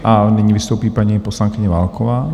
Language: Czech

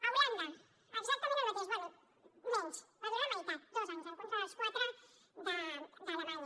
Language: Catalan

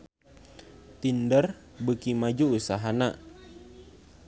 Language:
Sundanese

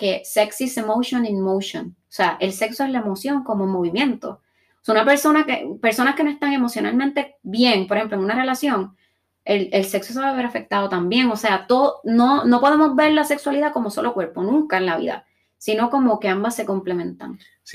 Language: Spanish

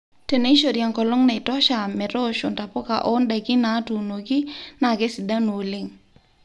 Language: Masai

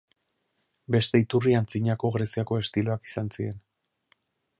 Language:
Basque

